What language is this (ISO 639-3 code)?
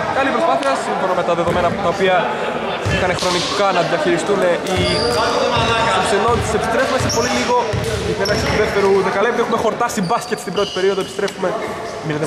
ell